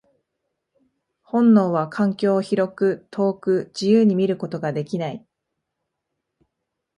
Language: Japanese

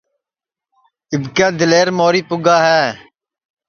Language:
Sansi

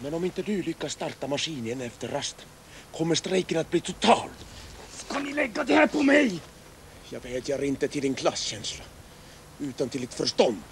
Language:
Swedish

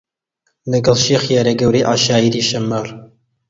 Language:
Central Kurdish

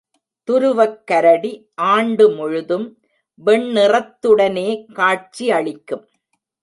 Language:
Tamil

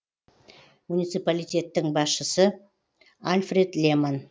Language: Kazakh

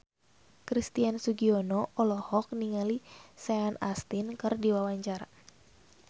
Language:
Sundanese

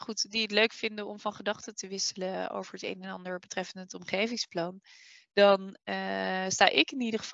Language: Dutch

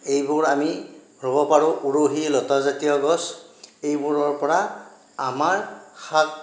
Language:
Assamese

